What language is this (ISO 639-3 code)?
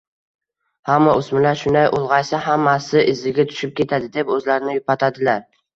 uzb